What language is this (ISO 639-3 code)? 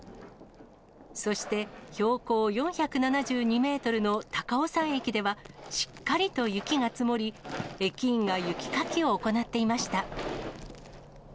jpn